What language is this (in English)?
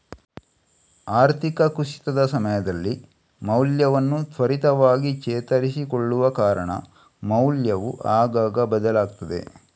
Kannada